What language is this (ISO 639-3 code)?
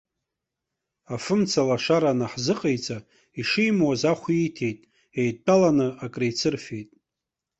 abk